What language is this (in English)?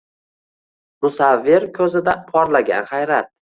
Uzbek